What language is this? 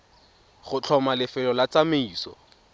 Tswana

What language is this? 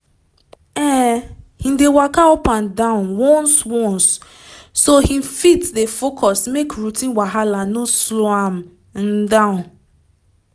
Nigerian Pidgin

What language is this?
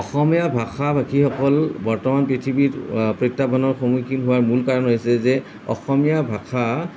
Assamese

